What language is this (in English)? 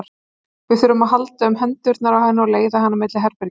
Icelandic